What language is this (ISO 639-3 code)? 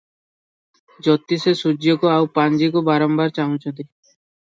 ori